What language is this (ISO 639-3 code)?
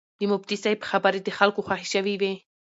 pus